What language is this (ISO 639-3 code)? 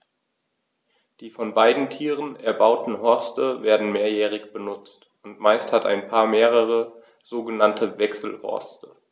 deu